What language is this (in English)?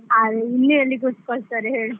Kannada